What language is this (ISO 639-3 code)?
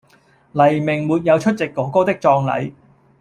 yue